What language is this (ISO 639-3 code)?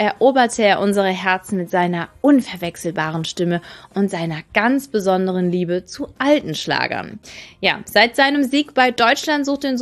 deu